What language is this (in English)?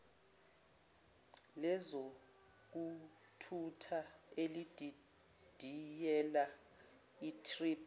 Zulu